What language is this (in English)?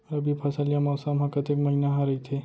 Chhattisgarhi